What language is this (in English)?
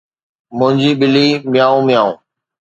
Sindhi